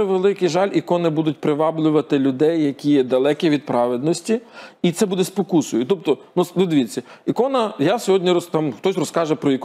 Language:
Ukrainian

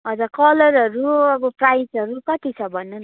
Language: Nepali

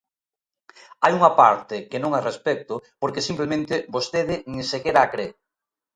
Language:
Galician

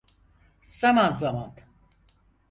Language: Turkish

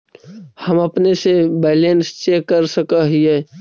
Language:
Magahi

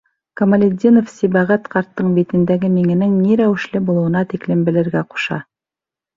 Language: Bashkir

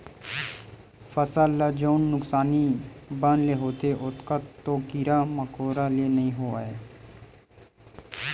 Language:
Chhattisgarhi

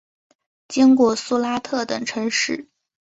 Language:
Chinese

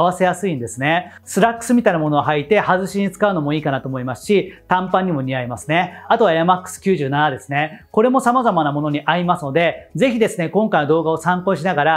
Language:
Japanese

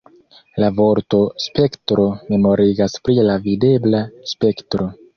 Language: Esperanto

